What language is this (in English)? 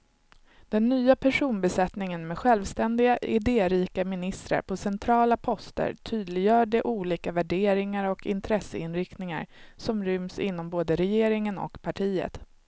Swedish